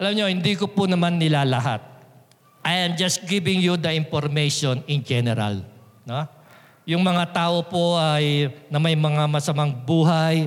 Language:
Filipino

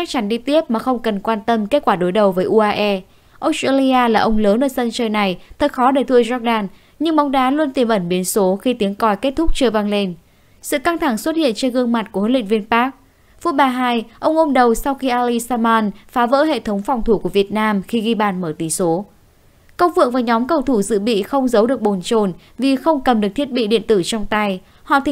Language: Vietnamese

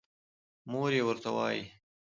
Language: Pashto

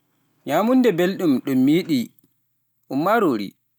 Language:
Pular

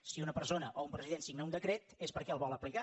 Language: Catalan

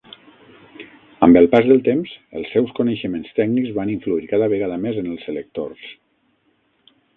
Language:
Catalan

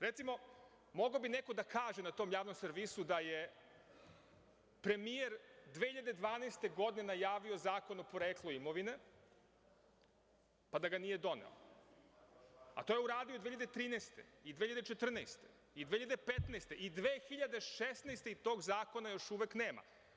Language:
Serbian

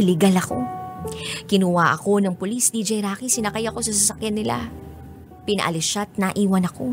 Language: Filipino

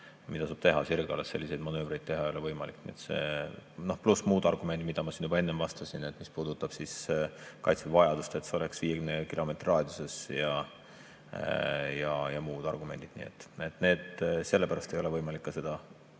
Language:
Estonian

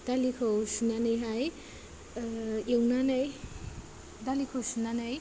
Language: Bodo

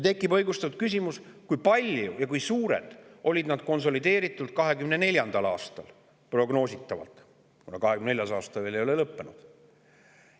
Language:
Estonian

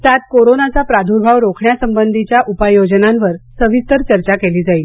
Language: Marathi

